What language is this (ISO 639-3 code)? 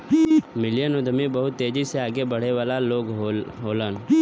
bho